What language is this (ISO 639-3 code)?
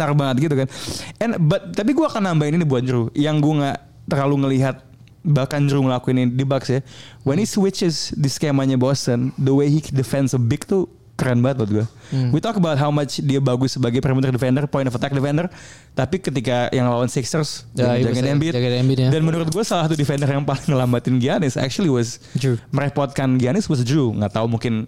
ind